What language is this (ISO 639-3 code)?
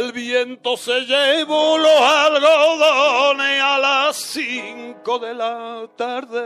fra